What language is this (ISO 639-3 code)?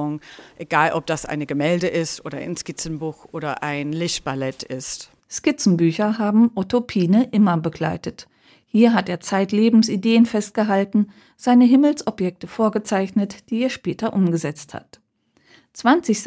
deu